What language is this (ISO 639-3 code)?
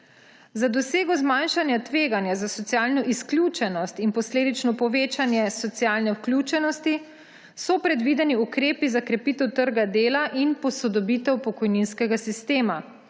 slv